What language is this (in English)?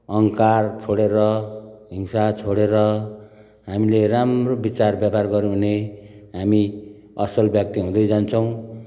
Nepali